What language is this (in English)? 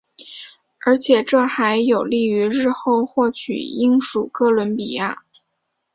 Chinese